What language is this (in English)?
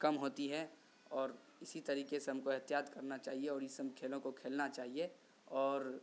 Urdu